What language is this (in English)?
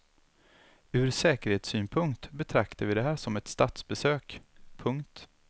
Swedish